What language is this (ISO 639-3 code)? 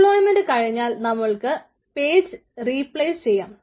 mal